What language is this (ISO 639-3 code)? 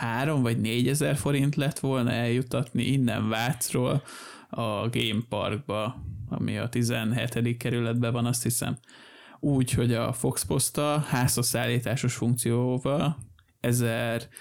hun